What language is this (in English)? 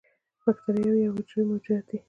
Pashto